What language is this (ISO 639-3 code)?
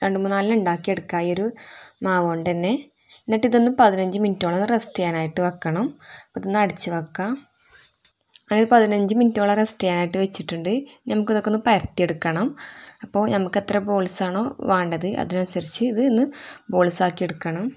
mal